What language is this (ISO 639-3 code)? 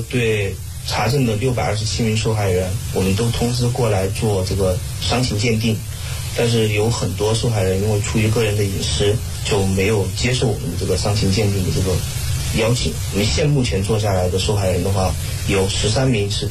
zho